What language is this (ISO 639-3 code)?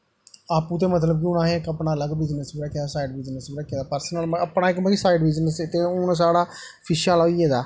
doi